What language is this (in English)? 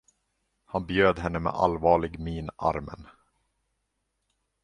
Swedish